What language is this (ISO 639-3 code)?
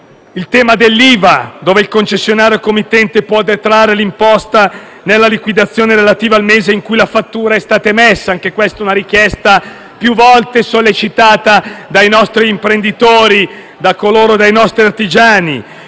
ita